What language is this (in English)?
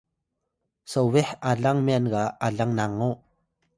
Atayal